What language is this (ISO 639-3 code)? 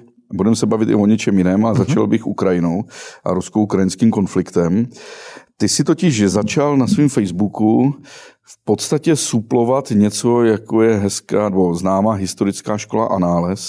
ces